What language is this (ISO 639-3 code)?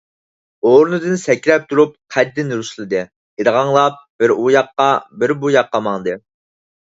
uig